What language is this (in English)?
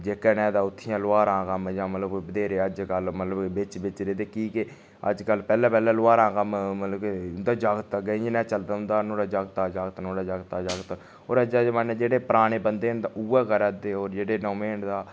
Dogri